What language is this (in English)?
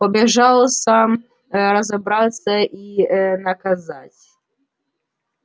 Russian